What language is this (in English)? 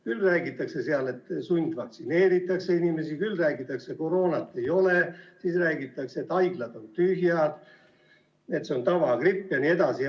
Estonian